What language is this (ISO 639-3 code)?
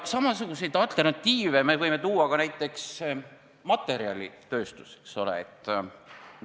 est